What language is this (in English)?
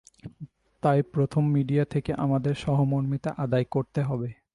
Bangla